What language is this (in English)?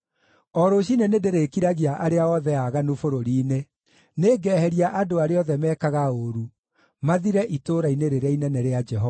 Kikuyu